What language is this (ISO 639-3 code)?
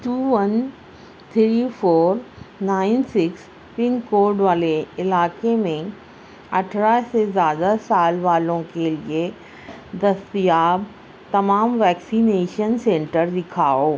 urd